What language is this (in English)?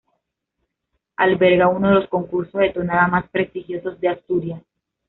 Spanish